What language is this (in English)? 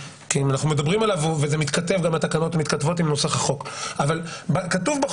Hebrew